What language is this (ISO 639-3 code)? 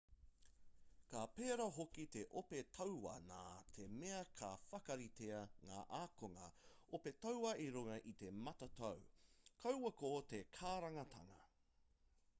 mri